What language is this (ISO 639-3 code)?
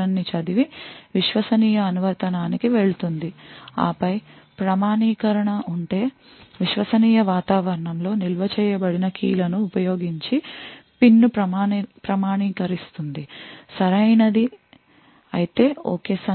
tel